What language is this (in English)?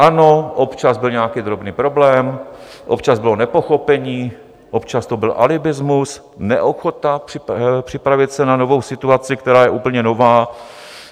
Czech